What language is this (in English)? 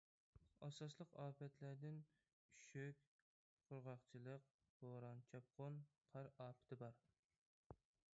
Uyghur